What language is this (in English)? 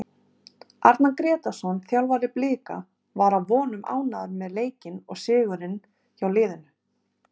Icelandic